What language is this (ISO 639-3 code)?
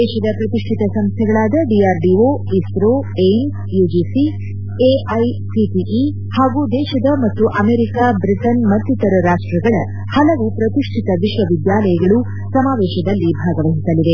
kan